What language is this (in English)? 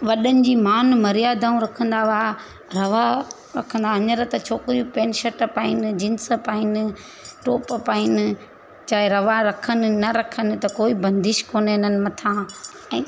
Sindhi